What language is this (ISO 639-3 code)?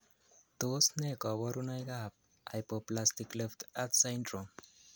kln